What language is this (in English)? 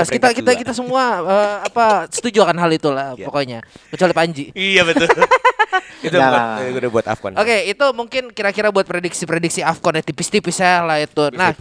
Indonesian